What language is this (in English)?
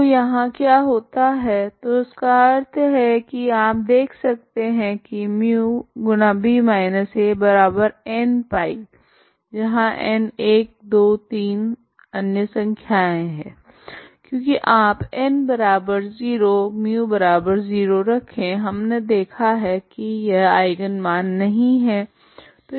Hindi